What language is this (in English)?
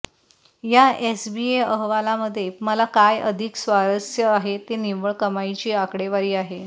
Marathi